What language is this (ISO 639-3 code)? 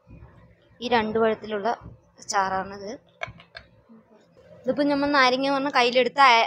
tha